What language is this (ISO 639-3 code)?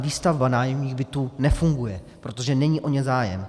ces